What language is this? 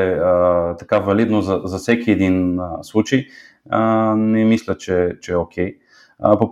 Bulgarian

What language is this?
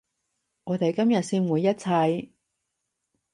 Cantonese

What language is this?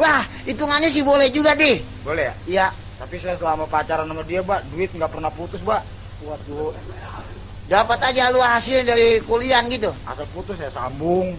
Indonesian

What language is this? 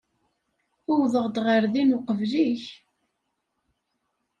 Kabyle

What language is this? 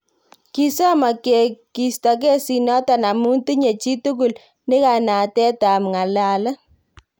Kalenjin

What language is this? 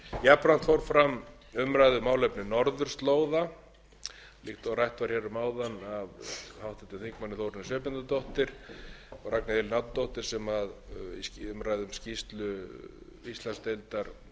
Icelandic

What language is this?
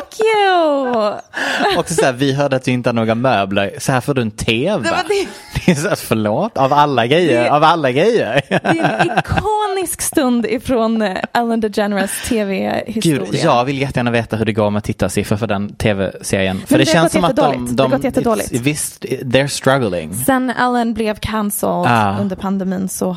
Swedish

